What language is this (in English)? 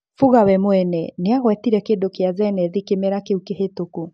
Kikuyu